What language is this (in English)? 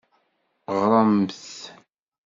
Kabyle